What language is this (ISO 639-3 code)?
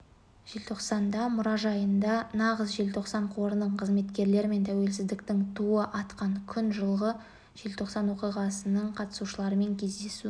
kaz